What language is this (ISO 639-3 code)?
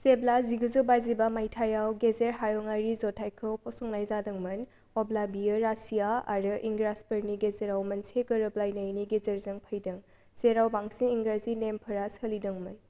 brx